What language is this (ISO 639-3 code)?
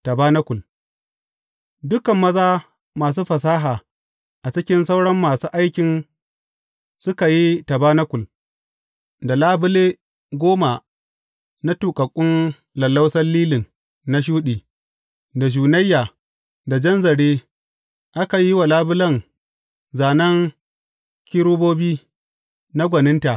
hau